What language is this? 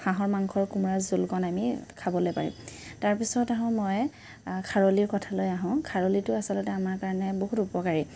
Assamese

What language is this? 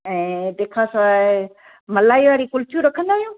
Sindhi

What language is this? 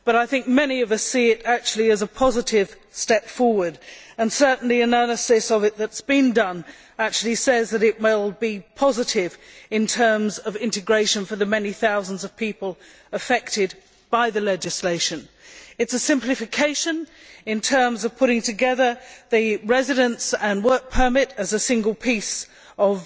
English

